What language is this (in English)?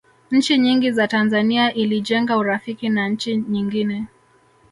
Swahili